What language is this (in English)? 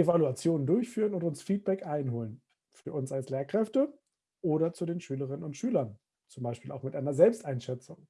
German